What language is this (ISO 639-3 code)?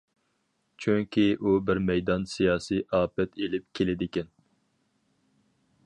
uig